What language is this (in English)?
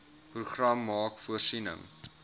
Afrikaans